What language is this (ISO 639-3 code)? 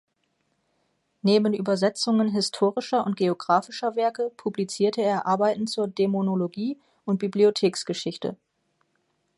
deu